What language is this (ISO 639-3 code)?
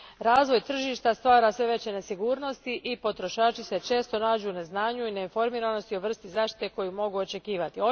hrv